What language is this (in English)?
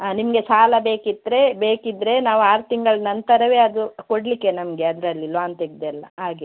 Kannada